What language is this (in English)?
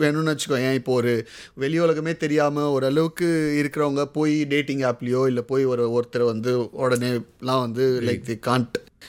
Tamil